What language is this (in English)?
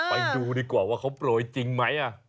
Thai